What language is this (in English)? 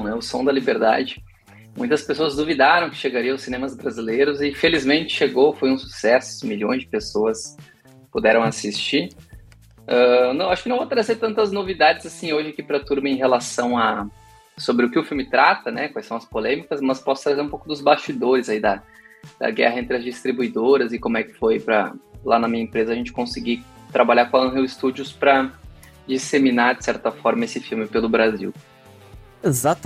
Portuguese